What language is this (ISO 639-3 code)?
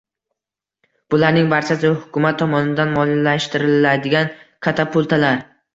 uzb